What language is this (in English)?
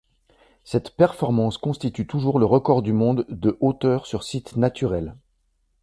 French